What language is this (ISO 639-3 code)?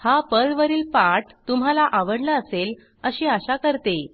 mar